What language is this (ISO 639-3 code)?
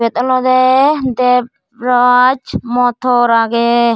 ccp